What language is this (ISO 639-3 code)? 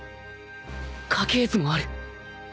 jpn